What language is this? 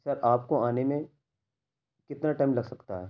Urdu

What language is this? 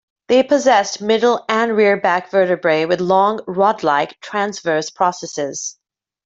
English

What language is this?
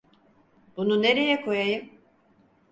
Turkish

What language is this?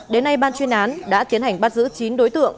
Vietnamese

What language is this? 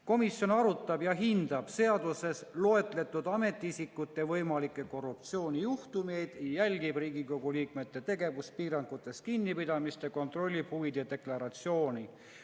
Estonian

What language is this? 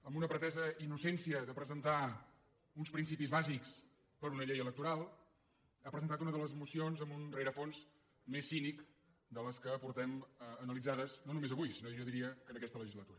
Catalan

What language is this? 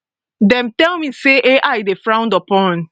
Nigerian Pidgin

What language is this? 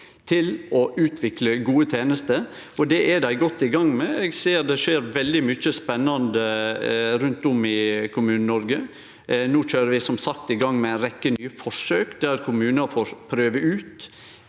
Norwegian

